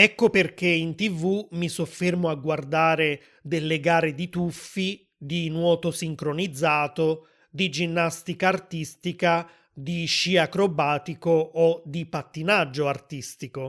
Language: Italian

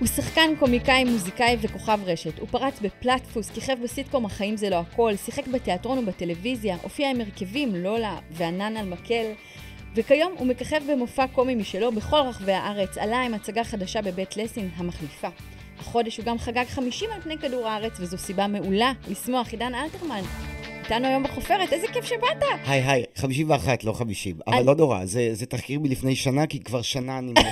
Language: Hebrew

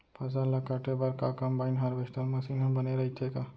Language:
Chhattisgarhi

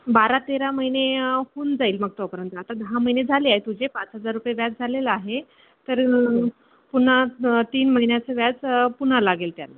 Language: Marathi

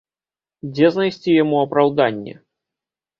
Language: Belarusian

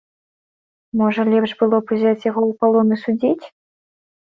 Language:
Belarusian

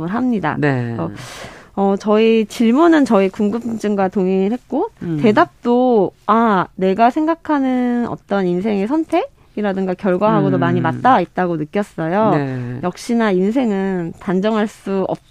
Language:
Korean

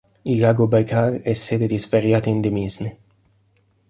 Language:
Italian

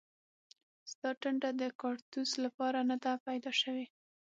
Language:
Pashto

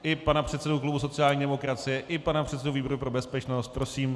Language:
Czech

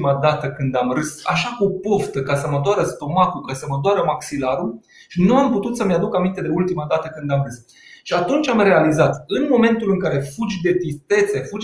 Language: Romanian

